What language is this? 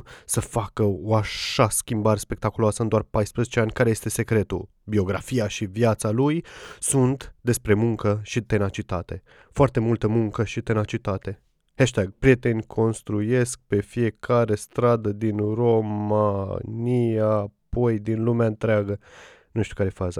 Romanian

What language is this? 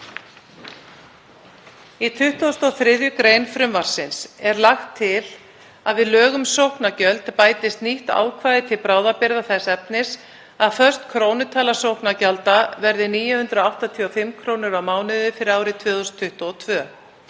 Icelandic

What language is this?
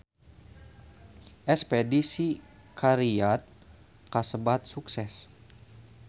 Sundanese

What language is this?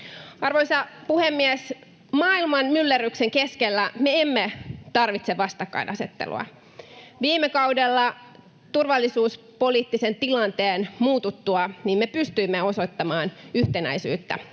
Finnish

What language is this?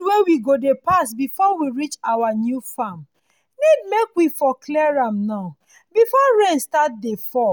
Nigerian Pidgin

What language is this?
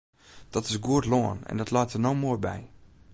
Western Frisian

